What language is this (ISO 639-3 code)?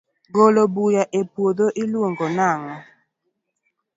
luo